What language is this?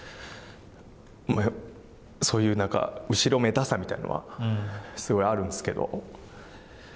Japanese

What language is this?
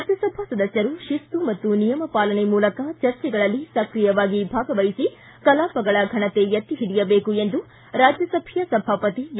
Kannada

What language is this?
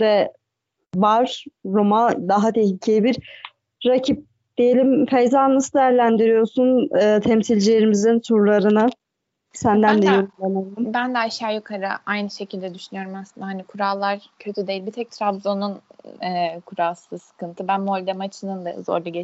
Turkish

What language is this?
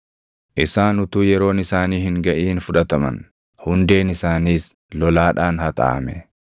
Oromo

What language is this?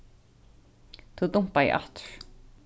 Faroese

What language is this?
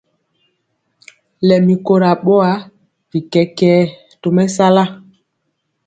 Mpiemo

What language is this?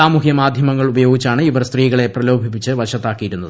Malayalam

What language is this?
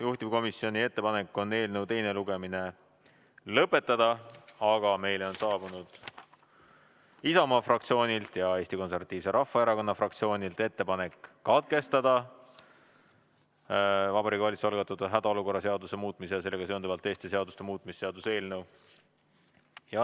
Estonian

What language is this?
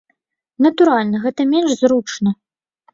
Belarusian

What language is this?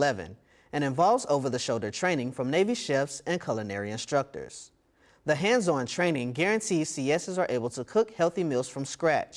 English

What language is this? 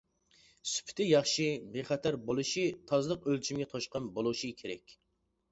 Uyghur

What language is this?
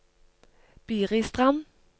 Norwegian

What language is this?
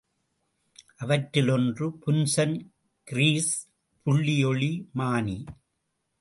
Tamil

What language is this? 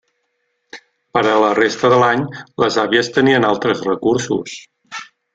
Catalan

